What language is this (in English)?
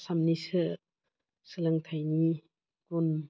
Bodo